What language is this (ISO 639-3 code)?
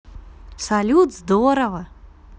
rus